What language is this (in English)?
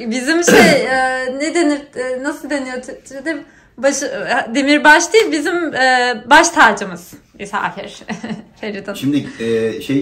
Turkish